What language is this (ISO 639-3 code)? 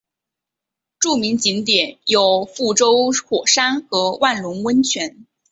zho